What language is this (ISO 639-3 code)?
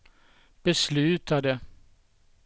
swe